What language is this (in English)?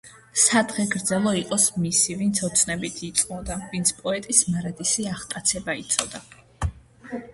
Georgian